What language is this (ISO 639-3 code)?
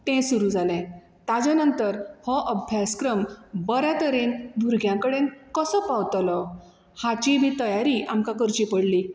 kok